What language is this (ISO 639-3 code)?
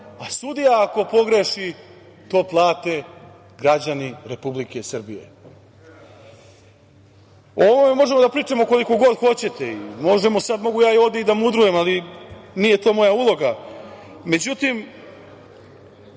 srp